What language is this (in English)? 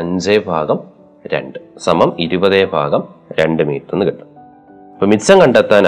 Malayalam